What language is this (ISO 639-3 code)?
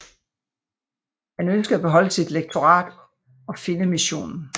dan